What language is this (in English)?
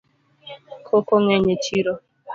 Luo (Kenya and Tanzania)